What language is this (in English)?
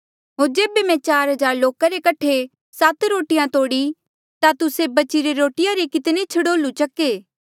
Mandeali